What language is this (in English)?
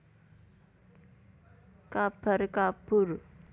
Javanese